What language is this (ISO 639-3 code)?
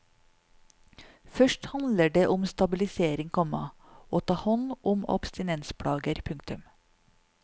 nor